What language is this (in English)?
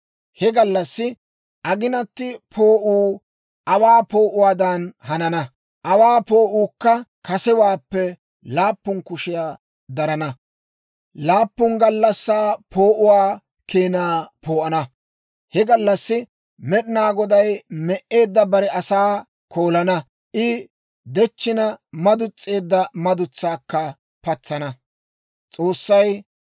Dawro